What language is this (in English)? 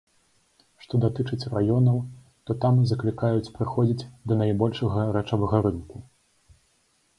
Belarusian